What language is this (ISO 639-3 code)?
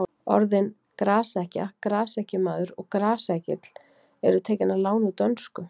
isl